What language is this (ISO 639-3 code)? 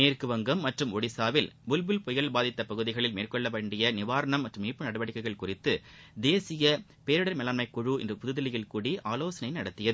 tam